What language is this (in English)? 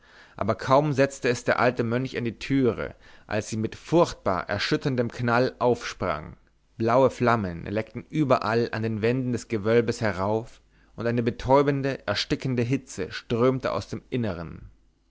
German